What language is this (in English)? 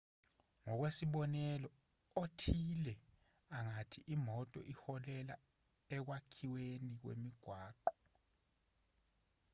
Zulu